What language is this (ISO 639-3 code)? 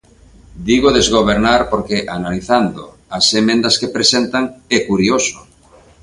glg